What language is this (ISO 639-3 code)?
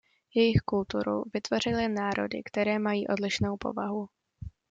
ces